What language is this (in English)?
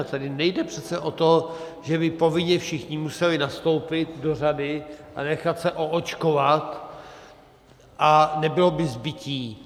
Czech